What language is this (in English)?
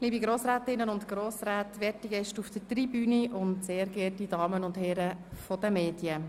Swiss German